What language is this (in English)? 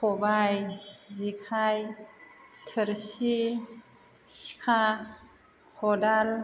Bodo